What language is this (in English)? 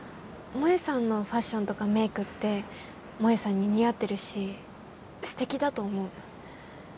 Japanese